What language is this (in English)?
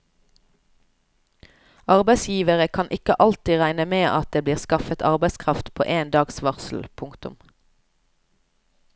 Norwegian